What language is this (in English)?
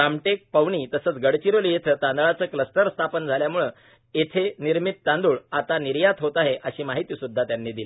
Marathi